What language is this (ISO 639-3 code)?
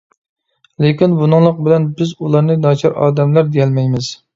uig